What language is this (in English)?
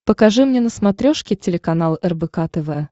Russian